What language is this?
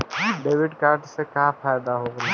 Bhojpuri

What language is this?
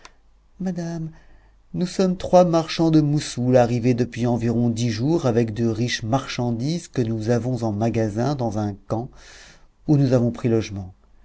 French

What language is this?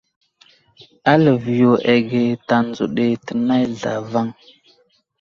Wuzlam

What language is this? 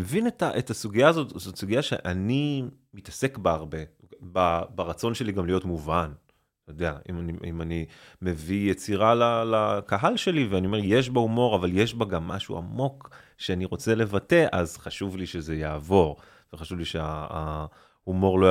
Hebrew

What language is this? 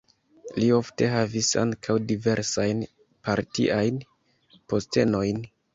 Esperanto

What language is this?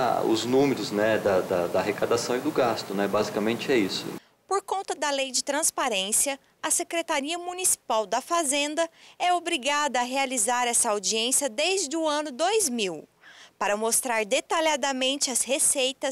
Portuguese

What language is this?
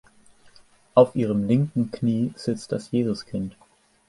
German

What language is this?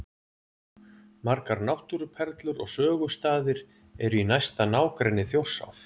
Icelandic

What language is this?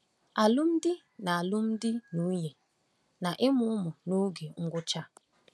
Igbo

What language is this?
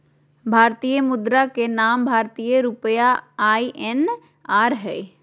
Magahi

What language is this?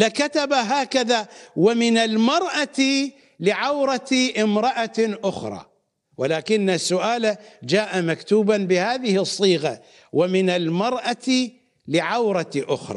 Arabic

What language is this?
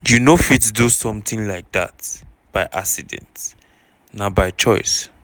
Nigerian Pidgin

